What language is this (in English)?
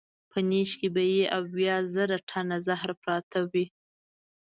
Pashto